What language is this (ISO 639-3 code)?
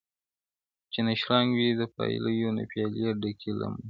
pus